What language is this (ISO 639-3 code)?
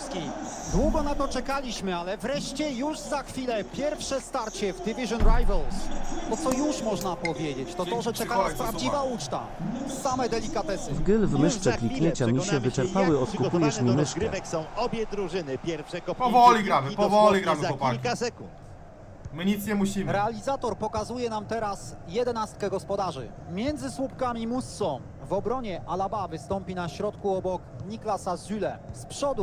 pol